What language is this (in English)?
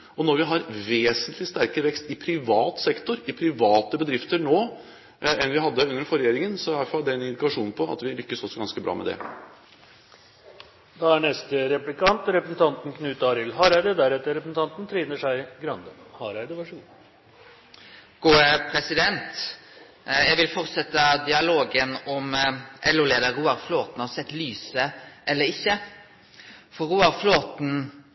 Norwegian